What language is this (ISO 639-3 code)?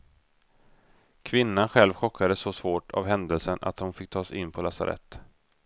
swe